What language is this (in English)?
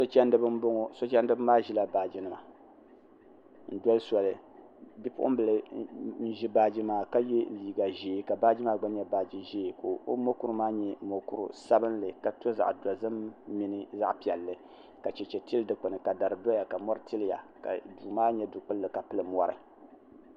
Dagbani